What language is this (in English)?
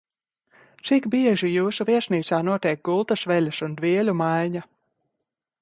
Latvian